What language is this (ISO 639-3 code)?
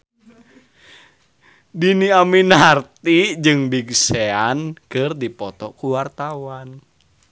sun